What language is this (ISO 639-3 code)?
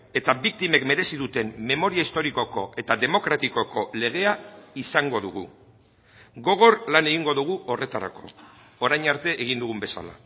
eus